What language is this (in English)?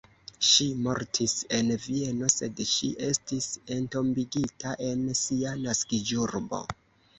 Esperanto